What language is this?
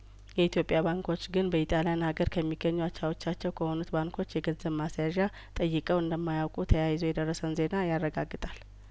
Amharic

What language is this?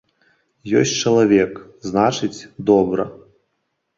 Belarusian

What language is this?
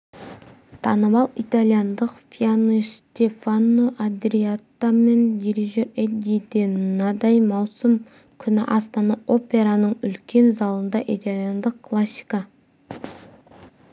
Kazakh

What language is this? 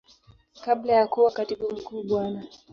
Swahili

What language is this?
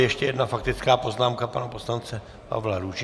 Czech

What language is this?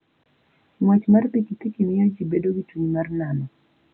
Luo (Kenya and Tanzania)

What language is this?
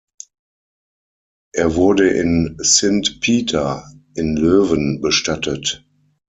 German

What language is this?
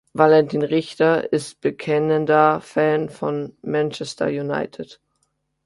German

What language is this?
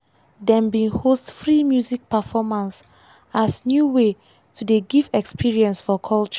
Nigerian Pidgin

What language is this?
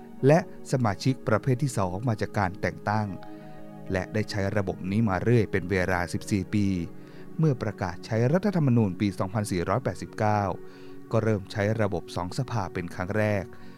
Thai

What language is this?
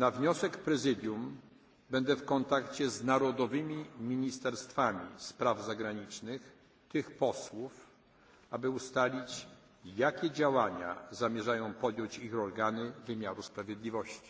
Polish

